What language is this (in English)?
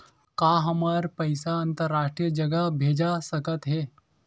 Chhattisgarhi